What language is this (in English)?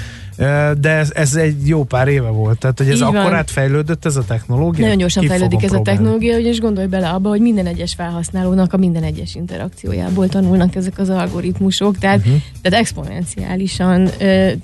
Hungarian